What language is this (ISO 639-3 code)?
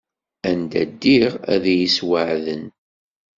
kab